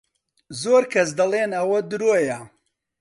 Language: Central Kurdish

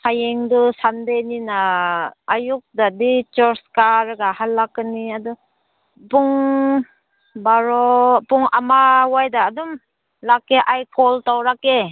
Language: Manipuri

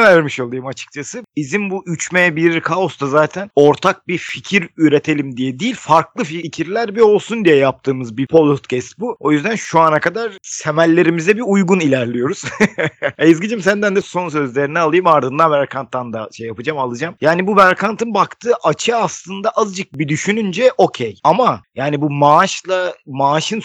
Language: Turkish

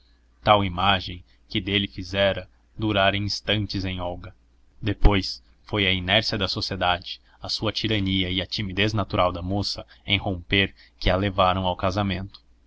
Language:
Portuguese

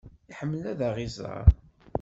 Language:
Kabyle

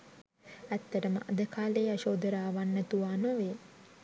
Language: Sinhala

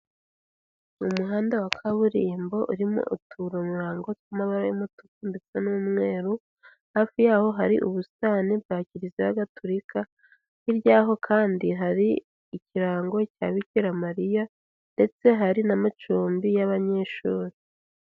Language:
Kinyarwanda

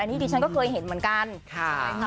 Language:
Thai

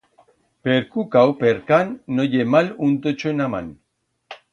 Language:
Aragonese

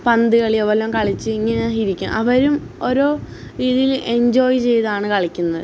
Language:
Malayalam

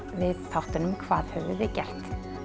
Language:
Icelandic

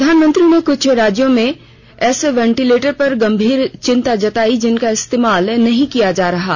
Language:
Hindi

